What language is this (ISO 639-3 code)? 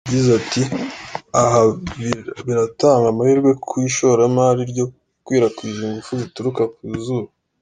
kin